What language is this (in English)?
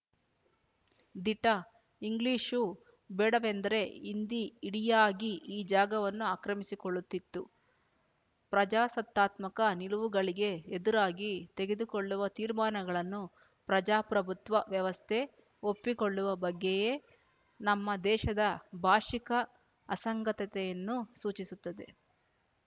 Kannada